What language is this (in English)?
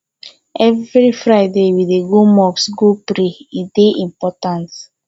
Nigerian Pidgin